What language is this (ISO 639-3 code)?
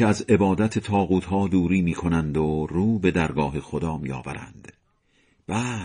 fas